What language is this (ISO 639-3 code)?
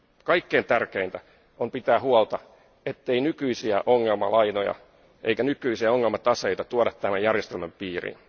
fin